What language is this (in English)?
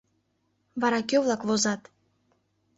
Mari